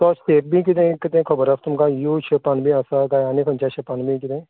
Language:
Konkani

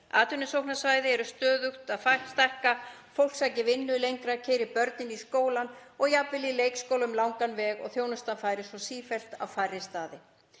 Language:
Icelandic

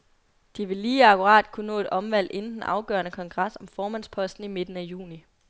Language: Danish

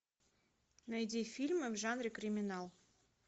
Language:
Russian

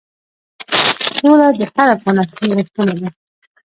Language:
Pashto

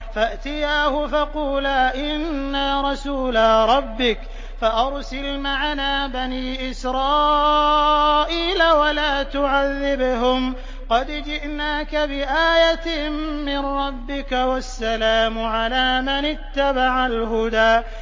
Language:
Arabic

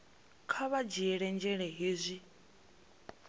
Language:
Venda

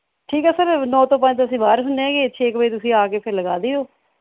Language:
Punjabi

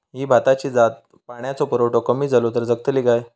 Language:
Marathi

